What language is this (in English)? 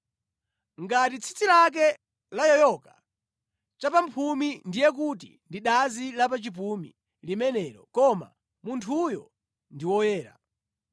Nyanja